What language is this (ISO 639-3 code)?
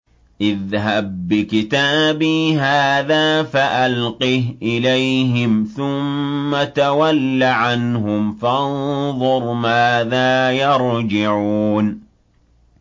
ara